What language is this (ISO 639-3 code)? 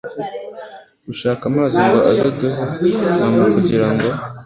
kin